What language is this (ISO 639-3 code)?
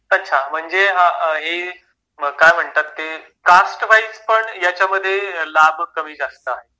mar